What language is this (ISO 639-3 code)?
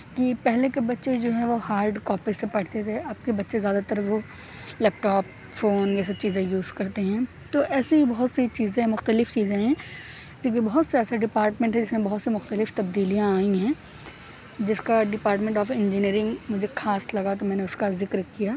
urd